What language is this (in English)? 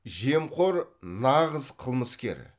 Kazakh